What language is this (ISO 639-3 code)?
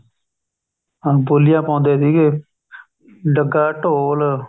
pan